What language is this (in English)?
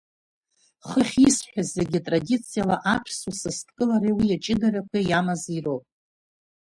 Abkhazian